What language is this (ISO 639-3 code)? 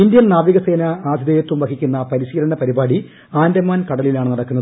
mal